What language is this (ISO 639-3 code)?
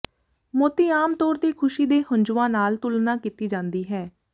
pan